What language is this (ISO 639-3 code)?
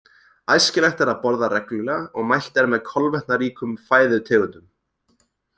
isl